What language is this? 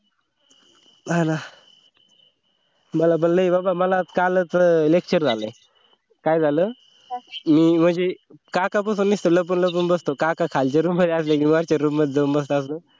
Marathi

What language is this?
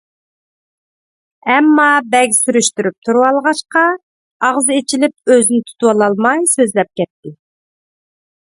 Uyghur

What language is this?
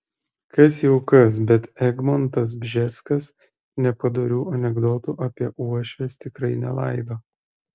Lithuanian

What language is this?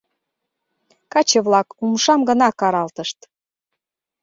Mari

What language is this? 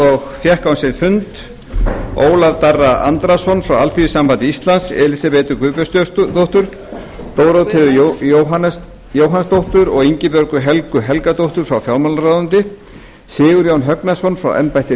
Icelandic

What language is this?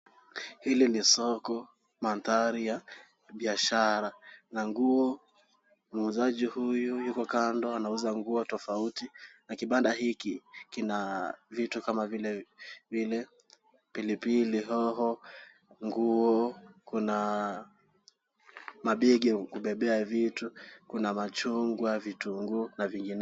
Swahili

